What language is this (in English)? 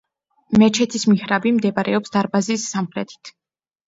Georgian